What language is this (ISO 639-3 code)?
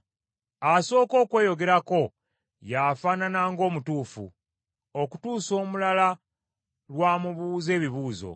lug